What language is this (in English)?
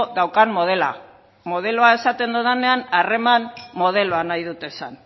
Basque